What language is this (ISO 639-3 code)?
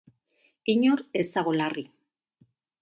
eus